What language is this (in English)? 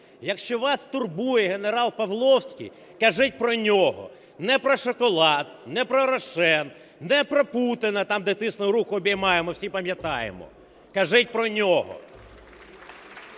Ukrainian